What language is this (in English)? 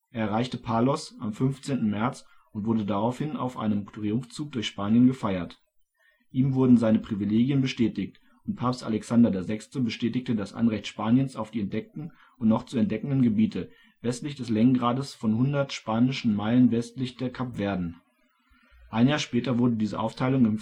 German